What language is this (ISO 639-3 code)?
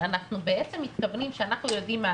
heb